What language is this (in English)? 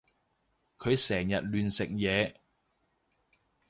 Cantonese